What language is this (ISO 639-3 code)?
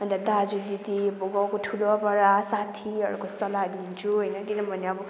nep